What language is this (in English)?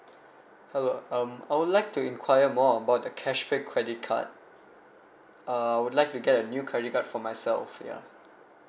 English